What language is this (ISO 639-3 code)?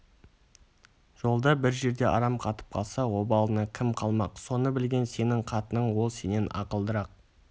kaz